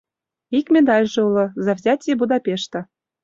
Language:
Mari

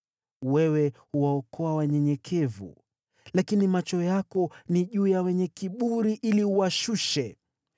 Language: Swahili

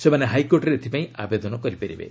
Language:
Odia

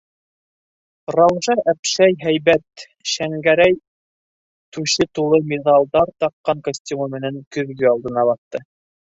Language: Bashkir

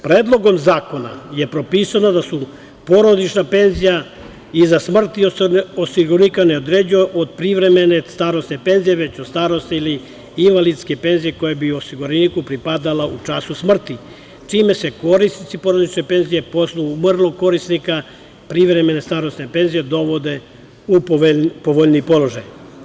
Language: Serbian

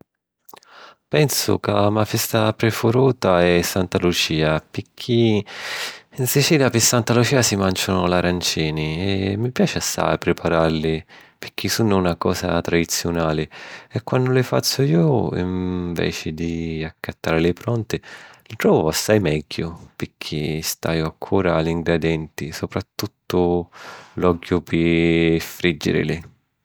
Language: Sicilian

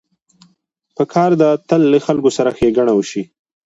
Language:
Pashto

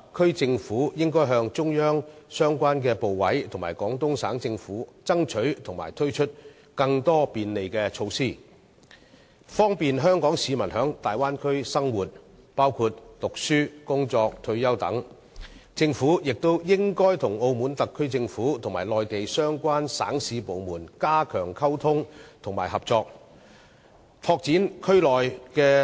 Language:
Cantonese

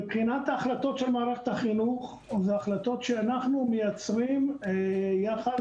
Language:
Hebrew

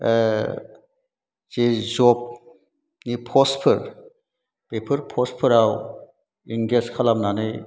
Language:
Bodo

